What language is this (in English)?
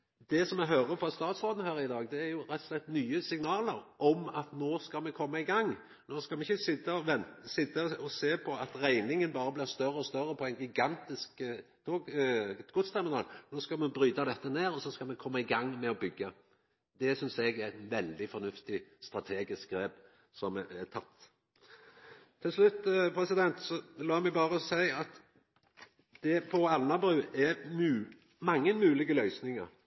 Norwegian Nynorsk